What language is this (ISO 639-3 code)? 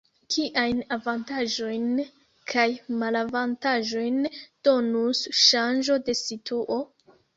epo